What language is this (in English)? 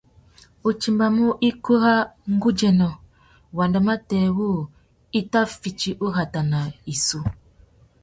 Tuki